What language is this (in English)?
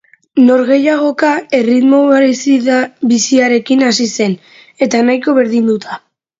Basque